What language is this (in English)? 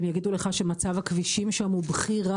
Hebrew